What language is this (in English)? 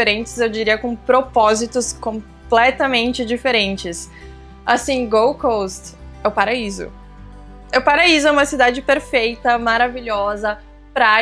Portuguese